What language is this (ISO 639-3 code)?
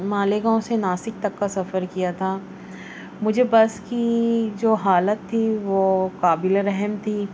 urd